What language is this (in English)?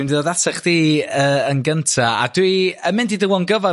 Welsh